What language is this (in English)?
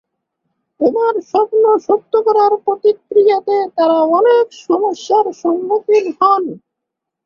Bangla